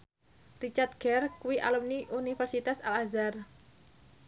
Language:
Javanese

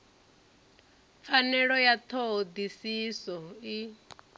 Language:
Venda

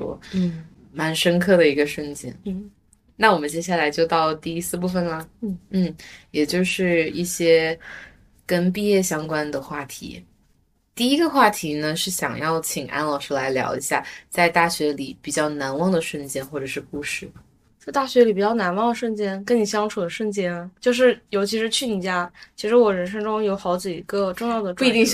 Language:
Chinese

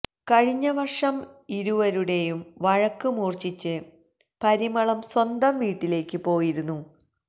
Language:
Malayalam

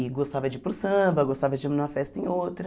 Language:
Portuguese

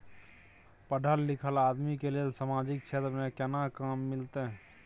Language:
Maithili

